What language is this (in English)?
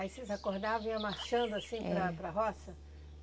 Portuguese